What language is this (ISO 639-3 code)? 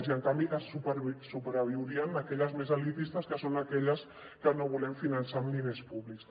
cat